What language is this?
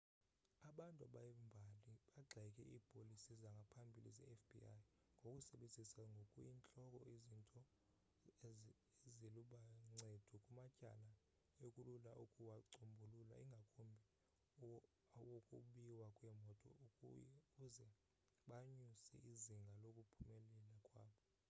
Xhosa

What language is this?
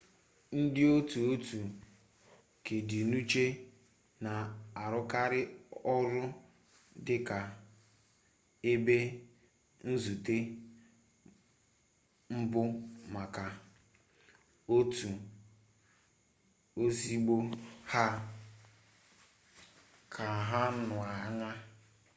Igbo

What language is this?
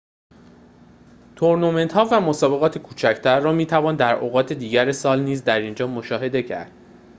Persian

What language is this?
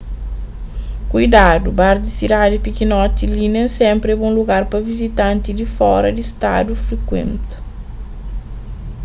Kabuverdianu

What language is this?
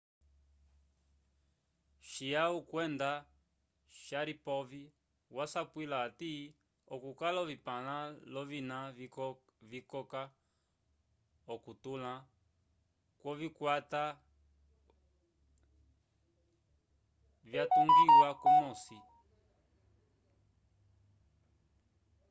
Umbundu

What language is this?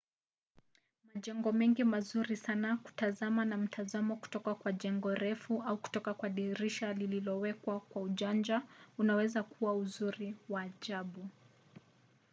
Swahili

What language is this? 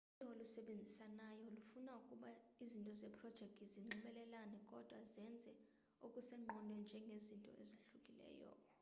Xhosa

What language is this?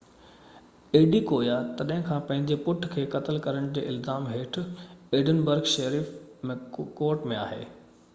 Sindhi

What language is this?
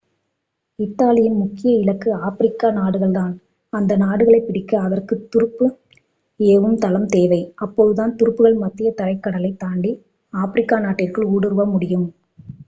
Tamil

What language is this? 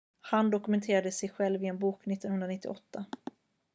Swedish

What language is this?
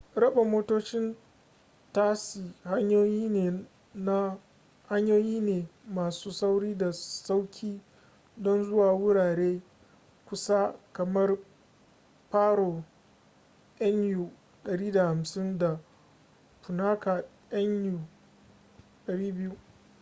Hausa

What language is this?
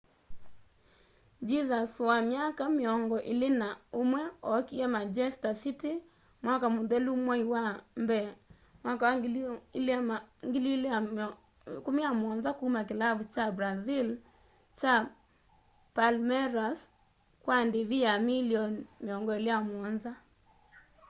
Kamba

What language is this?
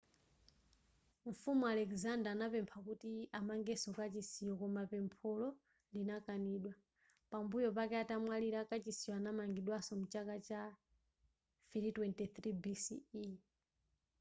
Nyanja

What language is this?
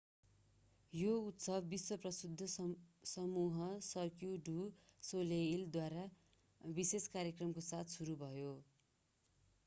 Nepali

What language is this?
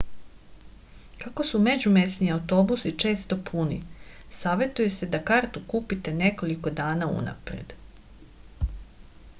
Serbian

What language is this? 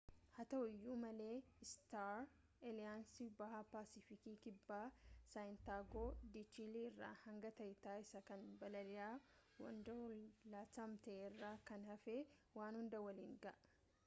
Oromo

